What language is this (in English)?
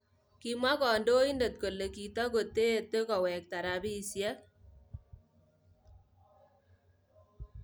Kalenjin